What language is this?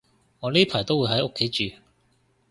Cantonese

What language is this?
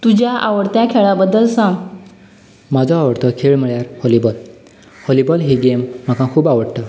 Konkani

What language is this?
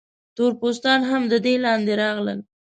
Pashto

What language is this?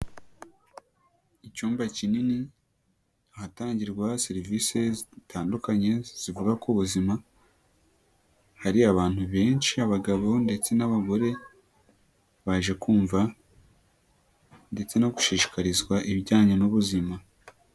Kinyarwanda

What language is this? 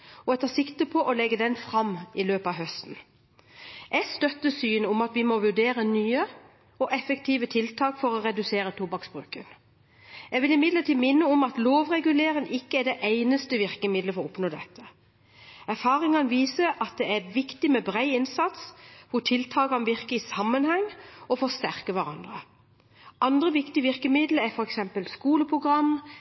Norwegian Bokmål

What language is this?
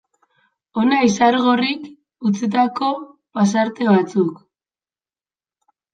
Basque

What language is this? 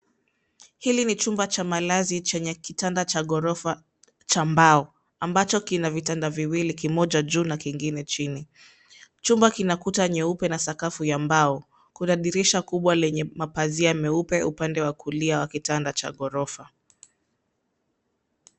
Swahili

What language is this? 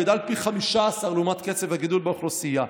Hebrew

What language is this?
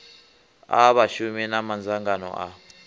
Venda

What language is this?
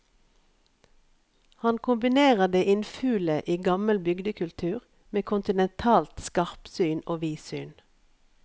Norwegian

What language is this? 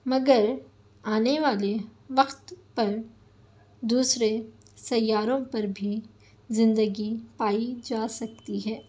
Urdu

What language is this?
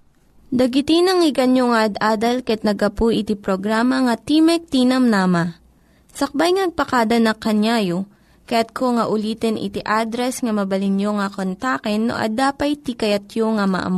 Filipino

